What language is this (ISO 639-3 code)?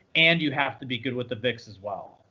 eng